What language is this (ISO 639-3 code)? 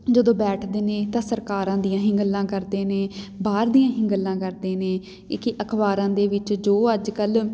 pan